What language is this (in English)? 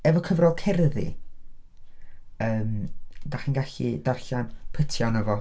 Welsh